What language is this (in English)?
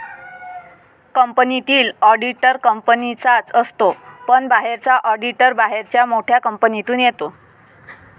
Marathi